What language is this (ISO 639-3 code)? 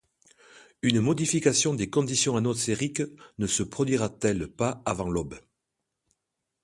fra